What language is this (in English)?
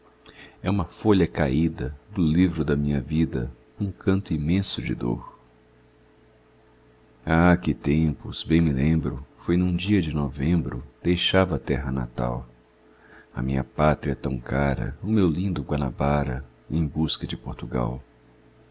Portuguese